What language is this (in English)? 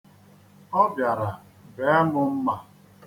Igbo